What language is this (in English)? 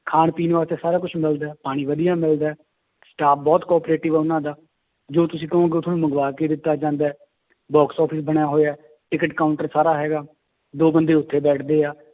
Punjabi